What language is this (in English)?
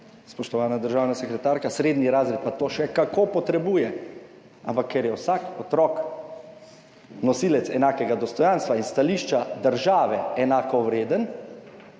Slovenian